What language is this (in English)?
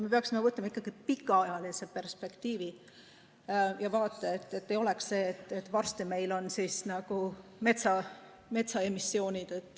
Estonian